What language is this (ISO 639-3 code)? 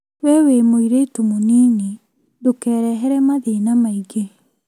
kik